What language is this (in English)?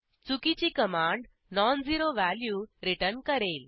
Marathi